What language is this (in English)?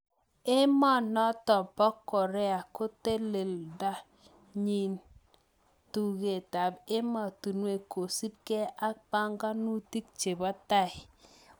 Kalenjin